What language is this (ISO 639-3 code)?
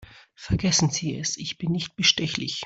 deu